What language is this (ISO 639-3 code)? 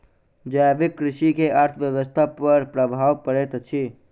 mai